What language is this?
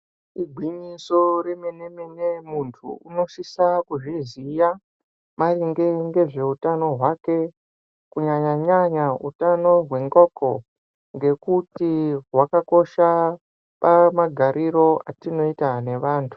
Ndau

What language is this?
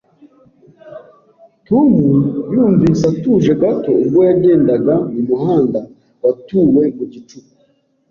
Kinyarwanda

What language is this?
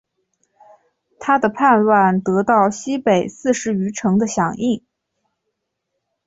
Chinese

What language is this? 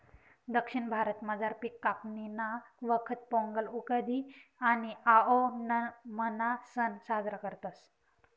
Marathi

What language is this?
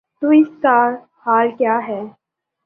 Urdu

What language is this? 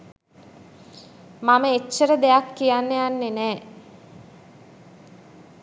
Sinhala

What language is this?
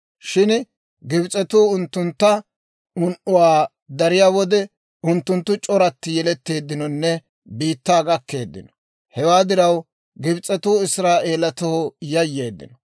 Dawro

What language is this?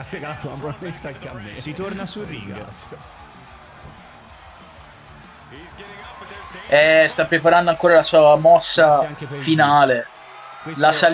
Italian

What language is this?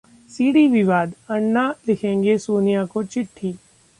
Hindi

